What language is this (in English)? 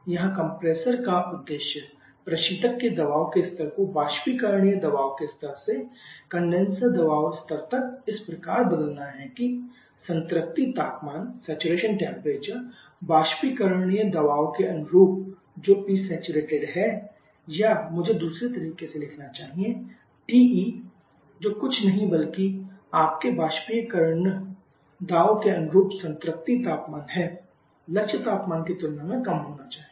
Hindi